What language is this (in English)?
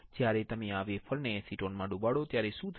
Gujarati